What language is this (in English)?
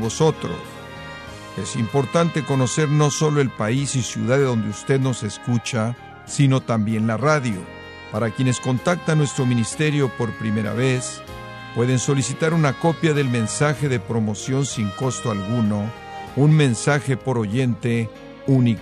Spanish